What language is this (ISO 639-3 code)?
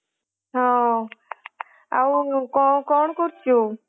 ori